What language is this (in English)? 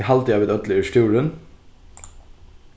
Faroese